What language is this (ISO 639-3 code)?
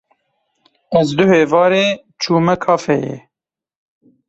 kur